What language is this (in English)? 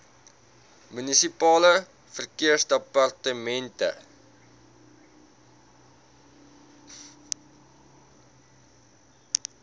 Afrikaans